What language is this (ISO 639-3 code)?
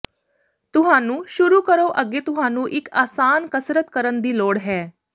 pan